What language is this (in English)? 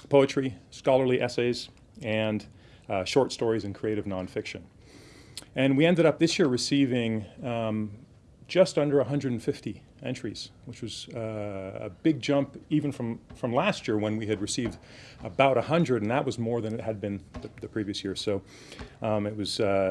English